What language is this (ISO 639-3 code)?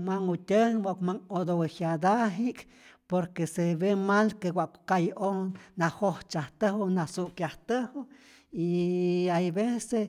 zor